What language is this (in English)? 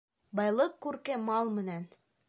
Bashkir